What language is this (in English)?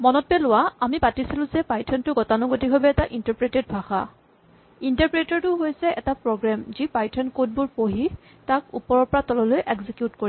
Assamese